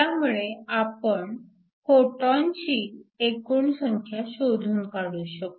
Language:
Marathi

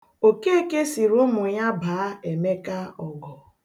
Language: Igbo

